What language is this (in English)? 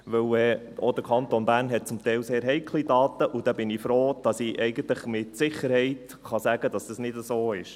Swiss German